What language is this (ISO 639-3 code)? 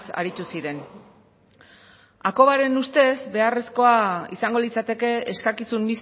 eus